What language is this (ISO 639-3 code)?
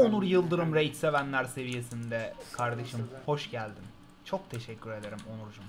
tur